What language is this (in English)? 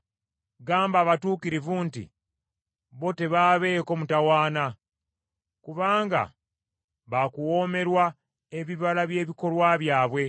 Ganda